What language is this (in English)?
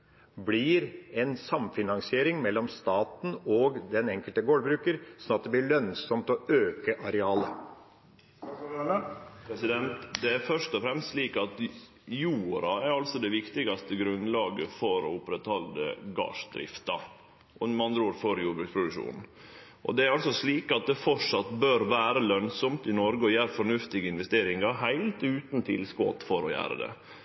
Norwegian